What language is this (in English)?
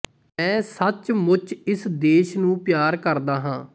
Punjabi